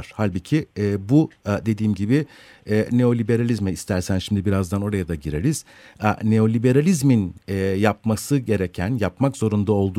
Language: Turkish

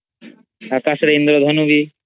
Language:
Odia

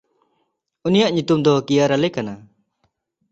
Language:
Santali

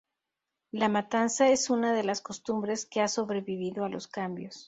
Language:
Spanish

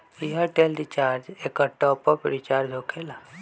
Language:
Magahi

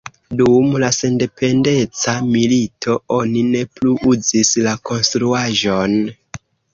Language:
Esperanto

